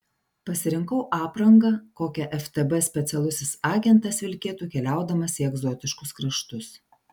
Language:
Lithuanian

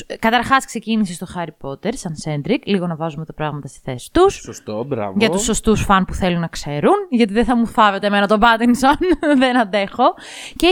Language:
Greek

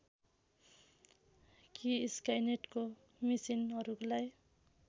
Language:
Nepali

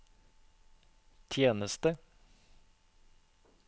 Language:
Norwegian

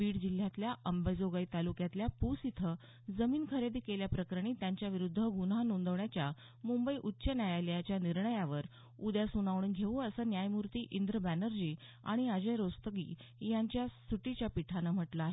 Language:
Marathi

